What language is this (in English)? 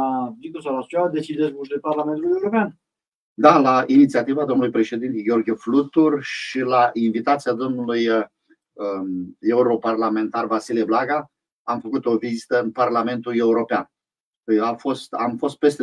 Romanian